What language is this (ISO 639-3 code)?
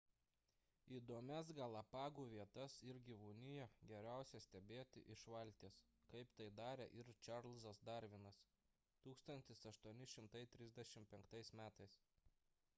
lit